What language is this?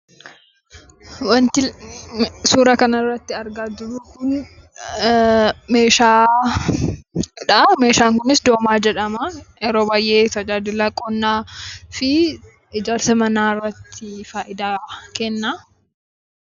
Oromo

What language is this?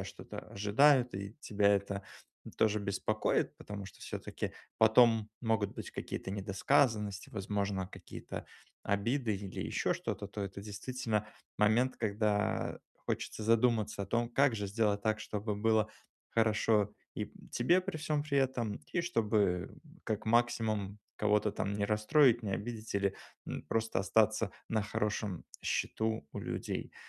Russian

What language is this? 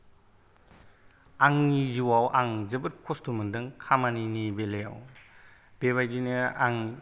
Bodo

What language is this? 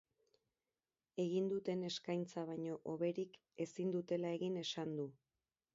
Basque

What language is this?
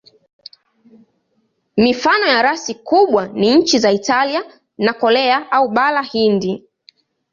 Swahili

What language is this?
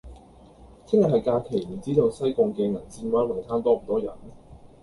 Cantonese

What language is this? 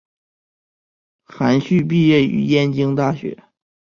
Chinese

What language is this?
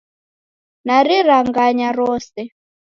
Taita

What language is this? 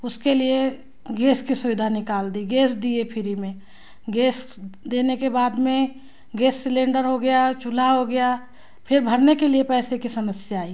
Hindi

